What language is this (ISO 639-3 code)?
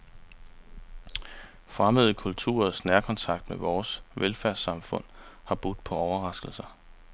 dan